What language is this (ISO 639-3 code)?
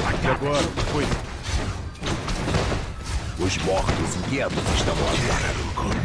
por